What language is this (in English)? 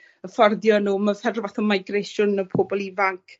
Welsh